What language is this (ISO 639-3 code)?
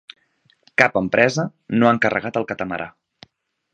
cat